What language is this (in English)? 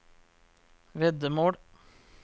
Norwegian